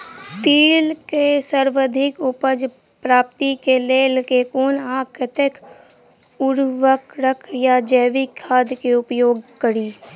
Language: Maithili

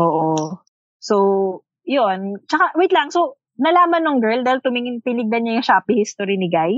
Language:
Filipino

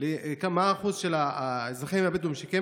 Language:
Hebrew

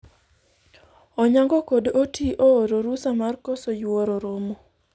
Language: Luo (Kenya and Tanzania)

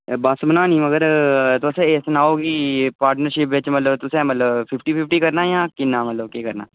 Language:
Dogri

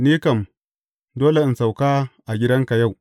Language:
Hausa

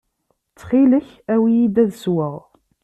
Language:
Kabyle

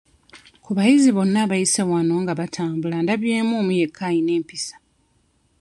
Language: Ganda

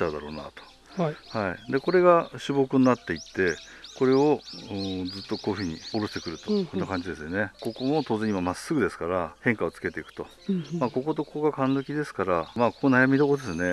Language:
Japanese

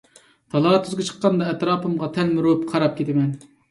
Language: Uyghur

